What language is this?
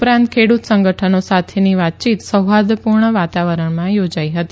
Gujarati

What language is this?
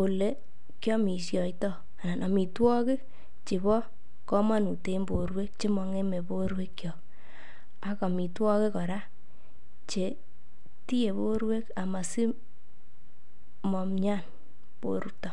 Kalenjin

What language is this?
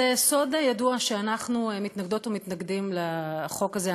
Hebrew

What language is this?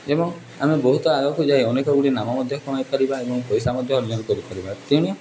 Odia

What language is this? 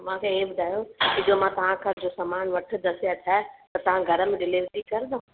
Sindhi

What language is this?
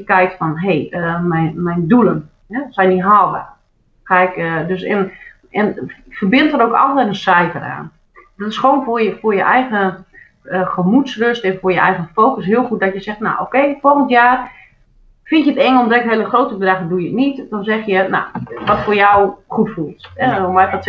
Dutch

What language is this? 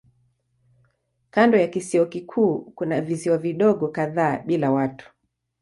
Swahili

